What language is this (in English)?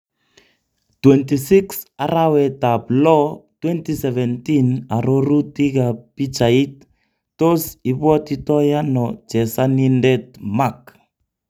Kalenjin